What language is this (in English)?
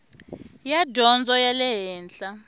Tsonga